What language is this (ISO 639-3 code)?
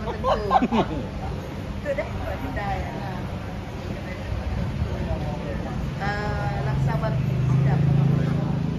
msa